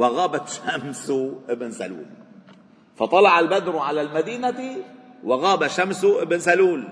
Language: Arabic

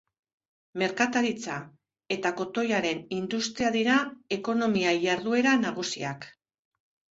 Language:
Basque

